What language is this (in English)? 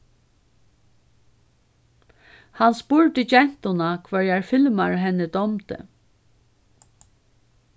Faroese